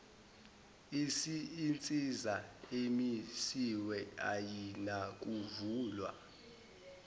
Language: Zulu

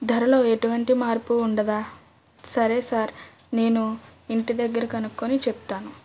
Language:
Telugu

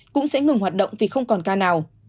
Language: Vietnamese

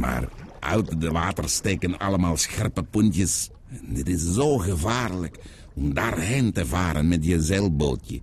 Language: Dutch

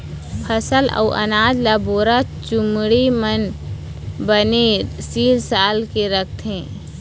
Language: Chhattisgarhi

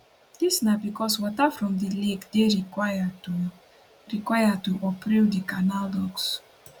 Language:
Nigerian Pidgin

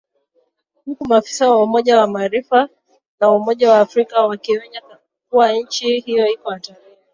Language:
Swahili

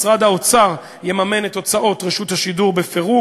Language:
Hebrew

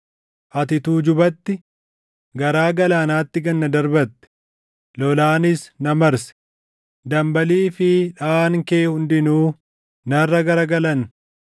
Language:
Oromo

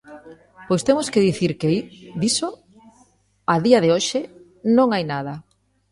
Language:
Galician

